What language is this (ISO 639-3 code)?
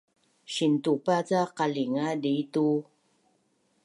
bnn